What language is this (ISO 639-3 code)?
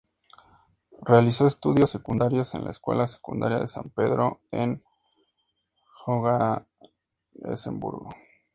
spa